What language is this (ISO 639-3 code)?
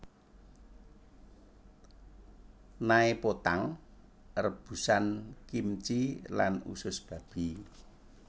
jav